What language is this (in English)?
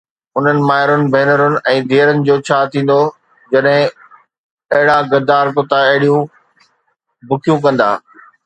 Sindhi